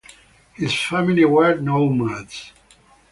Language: English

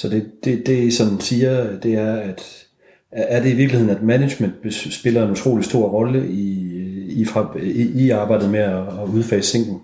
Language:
Danish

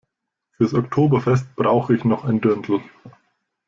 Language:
German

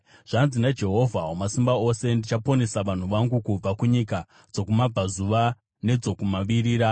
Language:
Shona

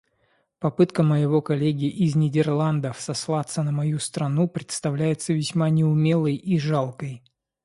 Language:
Russian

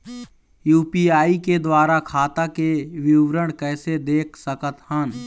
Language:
Chhattisgarhi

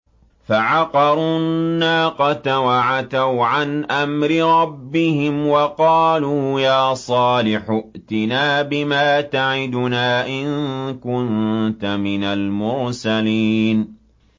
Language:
Arabic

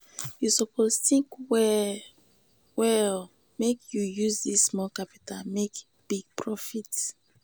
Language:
Nigerian Pidgin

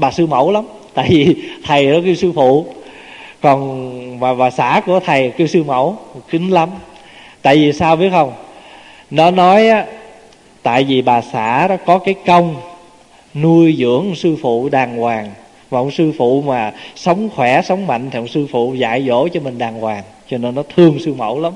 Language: Vietnamese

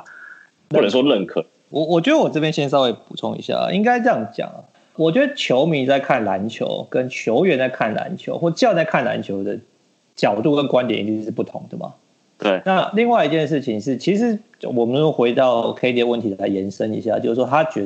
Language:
Chinese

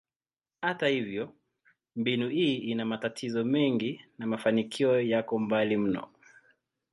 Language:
Swahili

